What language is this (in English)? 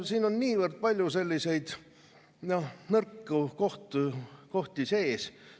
Estonian